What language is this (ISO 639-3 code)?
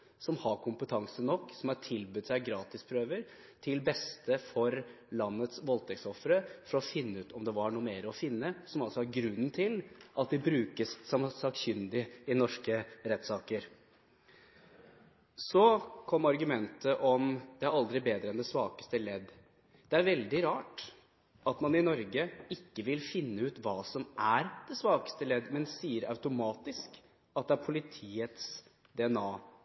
nob